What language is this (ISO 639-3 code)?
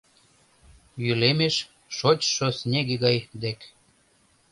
chm